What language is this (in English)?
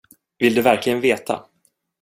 Swedish